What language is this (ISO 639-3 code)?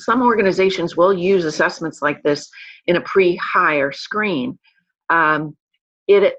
eng